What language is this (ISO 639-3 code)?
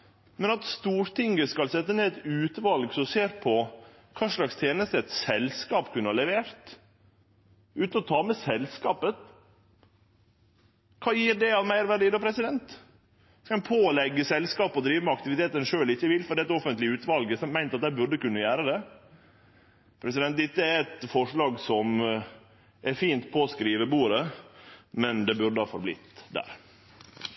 nor